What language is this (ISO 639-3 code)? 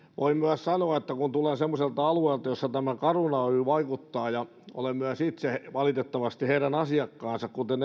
fin